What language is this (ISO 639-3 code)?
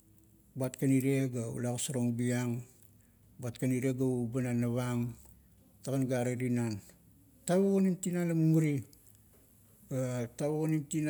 kto